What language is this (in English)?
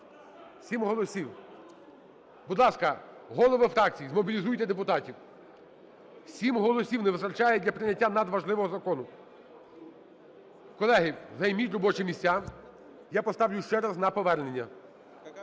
Ukrainian